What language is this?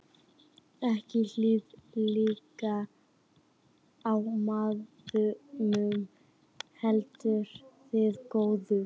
Icelandic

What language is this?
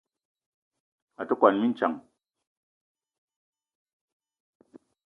Eton (Cameroon)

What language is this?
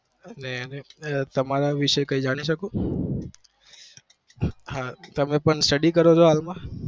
Gujarati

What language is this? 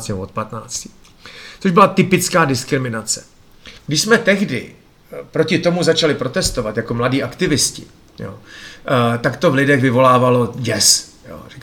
Czech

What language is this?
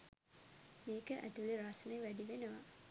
Sinhala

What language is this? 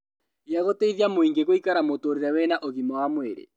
Kikuyu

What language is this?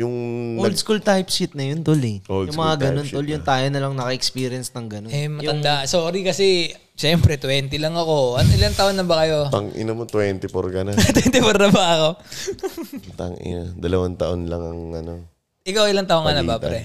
Filipino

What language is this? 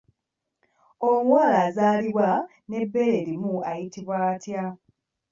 Ganda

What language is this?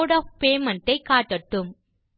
Tamil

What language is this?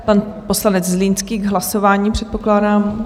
Czech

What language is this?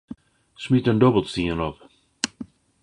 Western Frisian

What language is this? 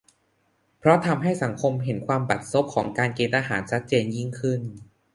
Thai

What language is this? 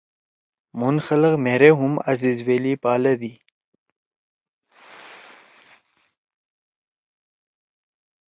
Torwali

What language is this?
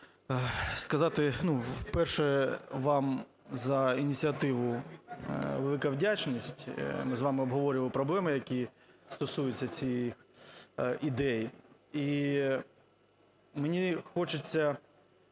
Ukrainian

